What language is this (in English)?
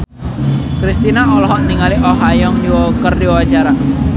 Sundanese